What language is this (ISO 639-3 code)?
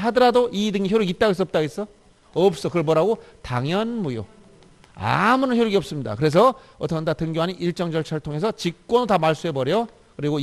kor